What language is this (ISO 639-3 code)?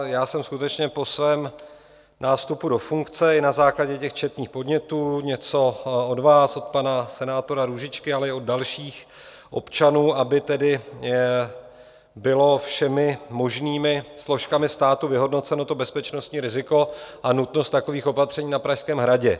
ces